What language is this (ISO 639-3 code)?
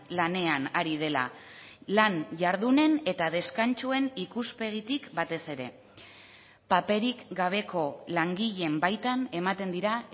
eus